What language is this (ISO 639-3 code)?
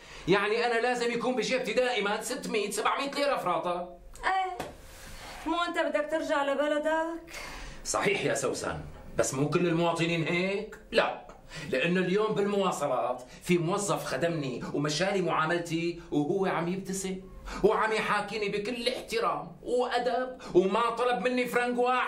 ara